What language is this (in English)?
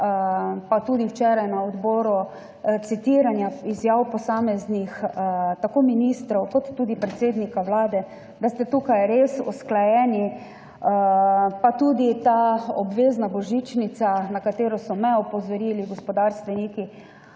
Slovenian